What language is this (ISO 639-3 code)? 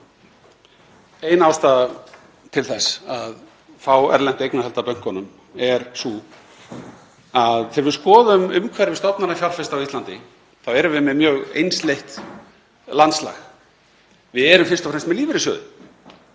isl